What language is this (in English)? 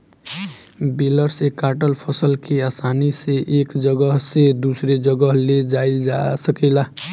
Bhojpuri